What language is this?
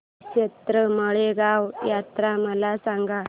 Marathi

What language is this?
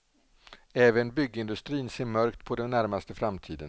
Swedish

